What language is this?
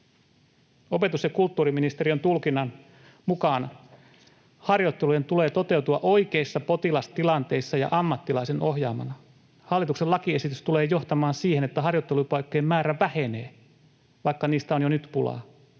Finnish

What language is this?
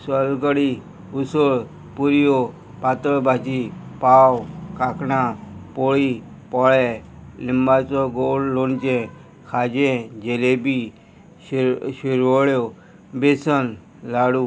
Konkani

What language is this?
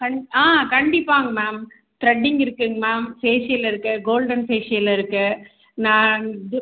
Tamil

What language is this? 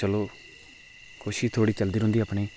Dogri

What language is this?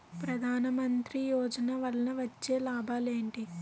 Telugu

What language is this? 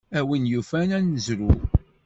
Kabyle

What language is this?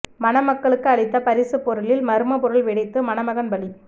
Tamil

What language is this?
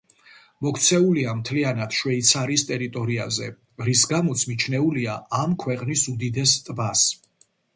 Georgian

